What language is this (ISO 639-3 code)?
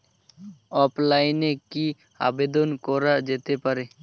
ben